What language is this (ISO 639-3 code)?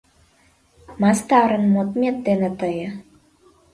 chm